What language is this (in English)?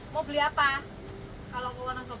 Indonesian